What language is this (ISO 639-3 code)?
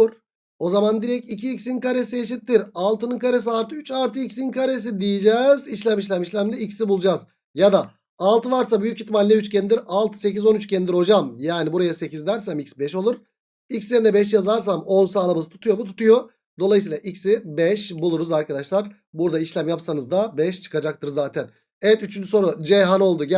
tur